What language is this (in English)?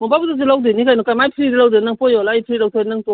Manipuri